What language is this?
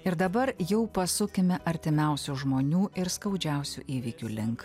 Lithuanian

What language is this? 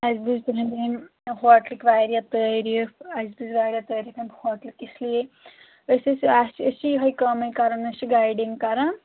Kashmiri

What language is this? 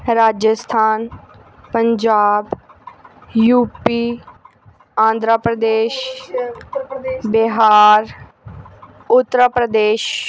Punjabi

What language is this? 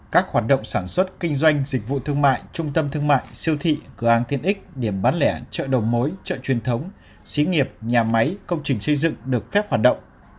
Vietnamese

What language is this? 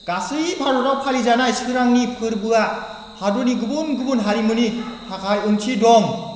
Bodo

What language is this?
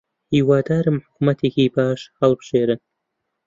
Central Kurdish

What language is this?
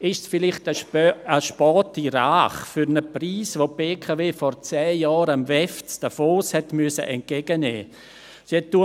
Swiss German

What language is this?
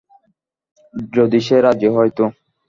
Bangla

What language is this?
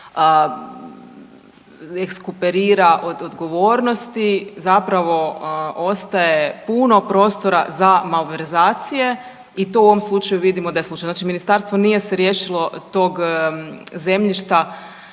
Croatian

